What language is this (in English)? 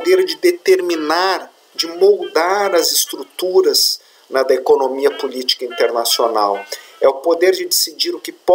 Portuguese